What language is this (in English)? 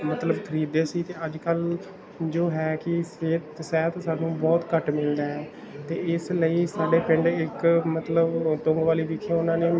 Punjabi